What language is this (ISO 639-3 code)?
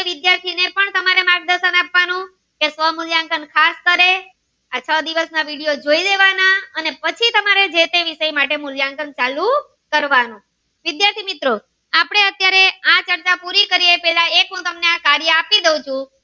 guj